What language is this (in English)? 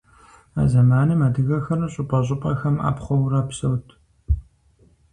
Kabardian